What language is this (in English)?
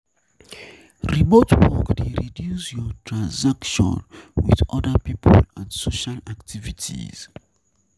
Nigerian Pidgin